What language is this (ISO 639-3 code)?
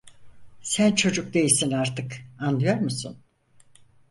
tur